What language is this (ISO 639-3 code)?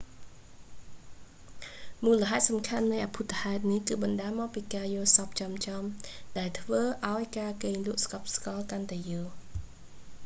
khm